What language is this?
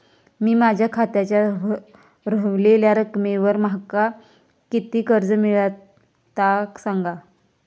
Marathi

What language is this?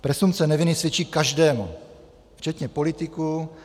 Czech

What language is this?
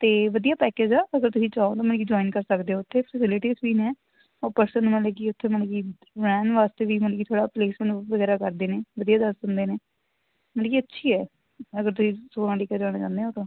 Punjabi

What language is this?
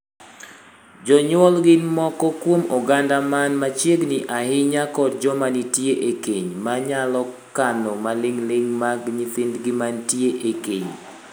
Luo (Kenya and Tanzania)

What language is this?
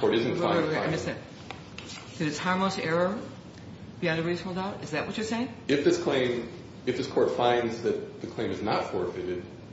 English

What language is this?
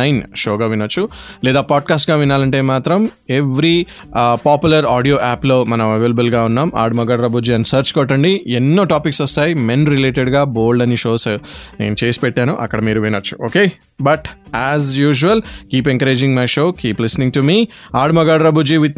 Telugu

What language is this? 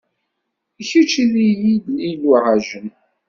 Kabyle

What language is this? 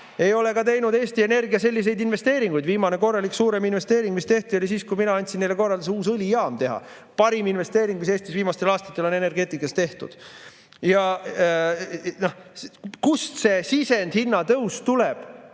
Estonian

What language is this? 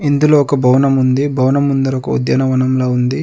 Telugu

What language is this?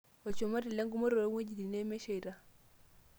Masai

